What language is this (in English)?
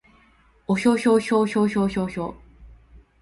Japanese